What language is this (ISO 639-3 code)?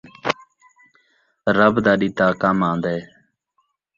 skr